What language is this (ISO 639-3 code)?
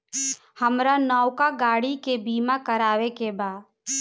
bho